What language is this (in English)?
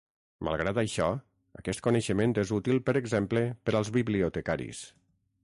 Catalan